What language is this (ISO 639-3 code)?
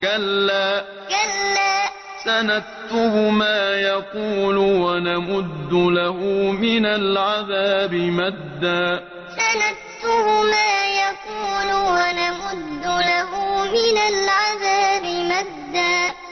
ara